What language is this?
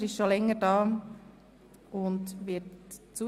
Swiss German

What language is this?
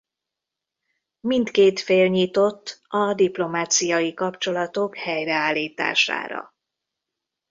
Hungarian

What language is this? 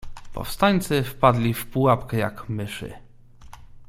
Polish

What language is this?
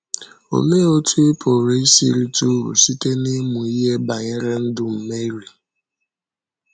Igbo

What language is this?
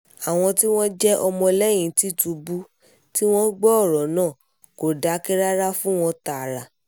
Yoruba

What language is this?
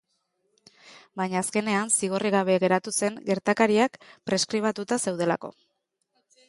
Basque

